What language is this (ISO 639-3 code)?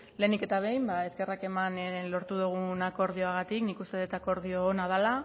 eus